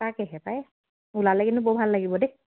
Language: Assamese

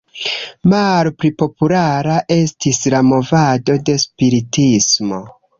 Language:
Esperanto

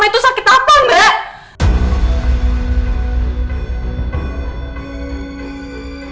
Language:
Indonesian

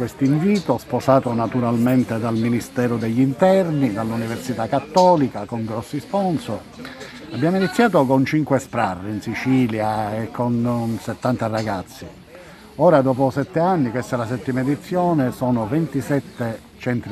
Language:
Italian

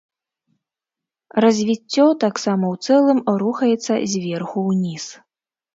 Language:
Belarusian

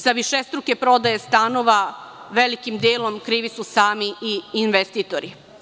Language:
Serbian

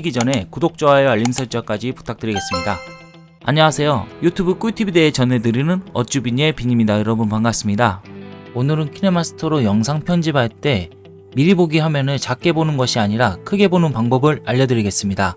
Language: Korean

